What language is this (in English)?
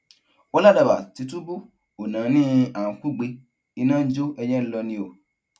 Yoruba